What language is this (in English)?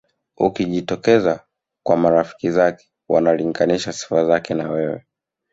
Swahili